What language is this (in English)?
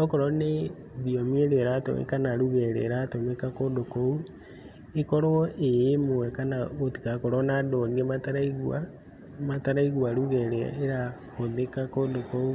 Kikuyu